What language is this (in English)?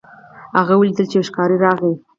Pashto